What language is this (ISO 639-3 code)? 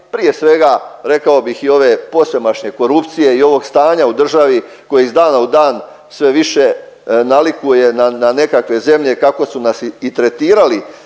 hrv